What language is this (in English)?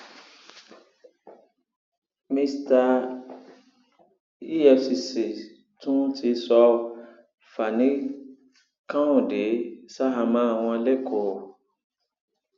Yoruba